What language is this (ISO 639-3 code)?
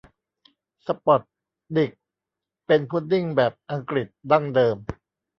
tha